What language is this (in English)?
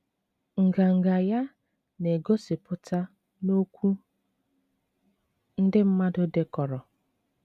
Igbo